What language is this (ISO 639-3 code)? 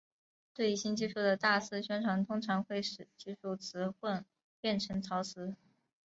zho